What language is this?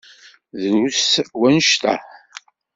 Kabyle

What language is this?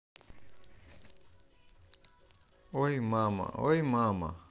Russian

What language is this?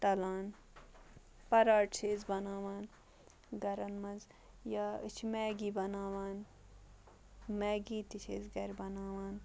Kashmiri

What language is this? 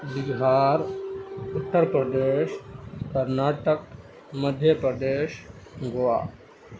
Urdu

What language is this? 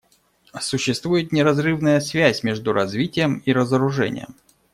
Russian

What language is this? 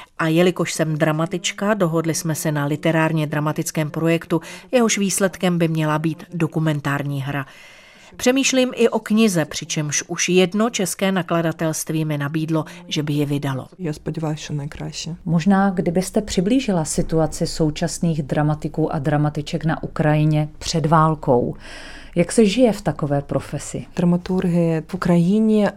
Czech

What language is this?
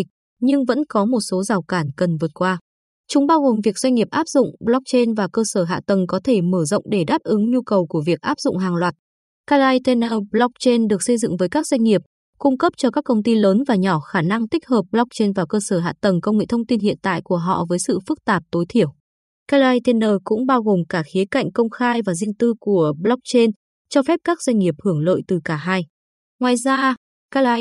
Vietnamese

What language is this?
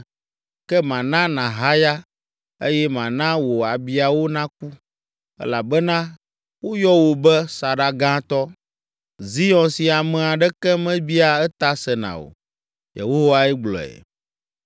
Ewe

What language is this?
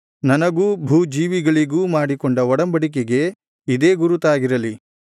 Kannada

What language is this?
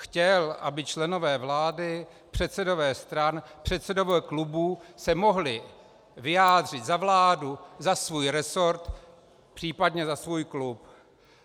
Czech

